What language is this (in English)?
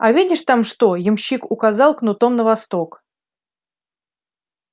Russian